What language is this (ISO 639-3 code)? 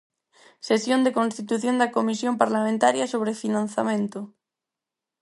glg